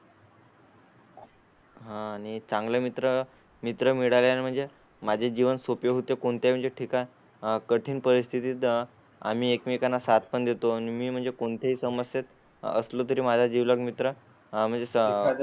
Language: Marathi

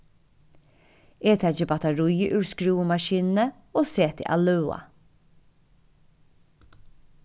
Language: Faroese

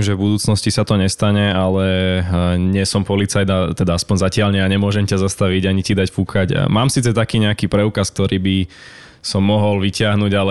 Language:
Slovak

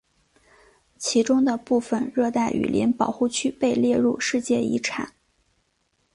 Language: Chinese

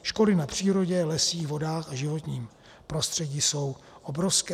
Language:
Czech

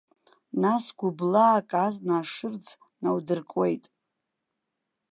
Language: Abkhazian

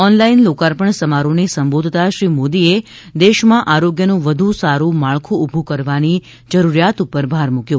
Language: Gujarati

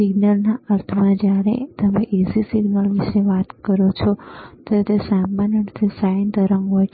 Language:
Gujarati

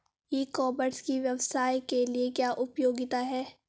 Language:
Hindi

